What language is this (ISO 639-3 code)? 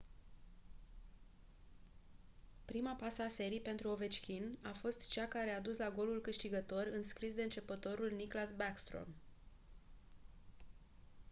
ron